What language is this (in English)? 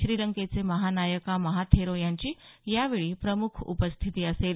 Marathi